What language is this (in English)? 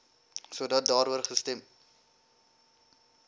Afrikaans